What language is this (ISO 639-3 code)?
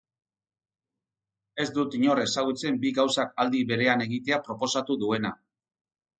eus